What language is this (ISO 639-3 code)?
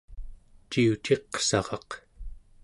esu